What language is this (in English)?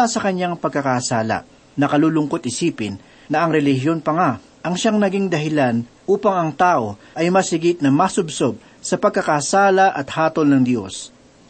Filipino